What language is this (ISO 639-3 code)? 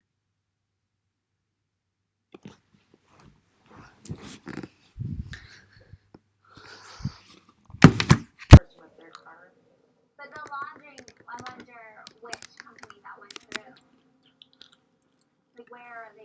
cym